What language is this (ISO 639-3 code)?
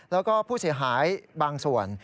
tha